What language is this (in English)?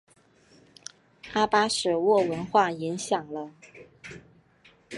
Chinese